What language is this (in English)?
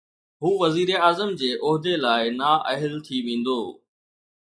Sindhi